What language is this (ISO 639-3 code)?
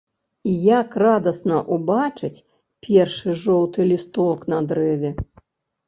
bel